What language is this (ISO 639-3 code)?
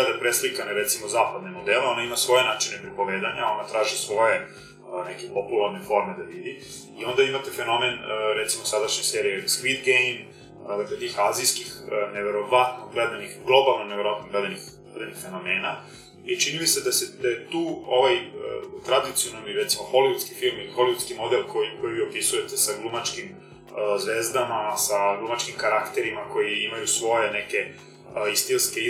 hrv